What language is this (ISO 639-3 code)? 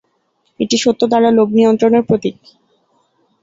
ben